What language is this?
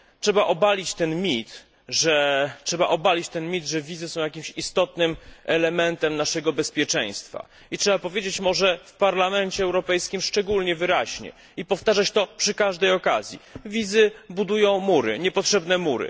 Polish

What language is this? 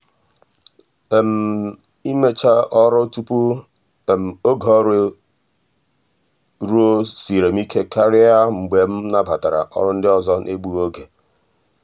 Igbo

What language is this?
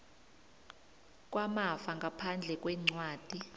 South Ndebele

